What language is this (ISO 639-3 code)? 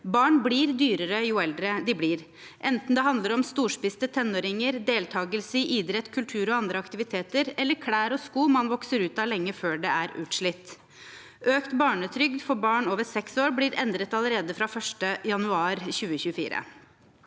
nor